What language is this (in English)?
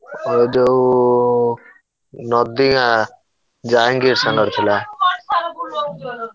Odia